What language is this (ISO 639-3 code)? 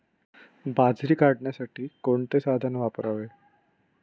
mar